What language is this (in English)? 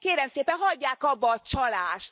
Hungarian